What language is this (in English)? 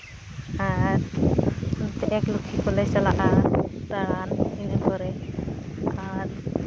Santali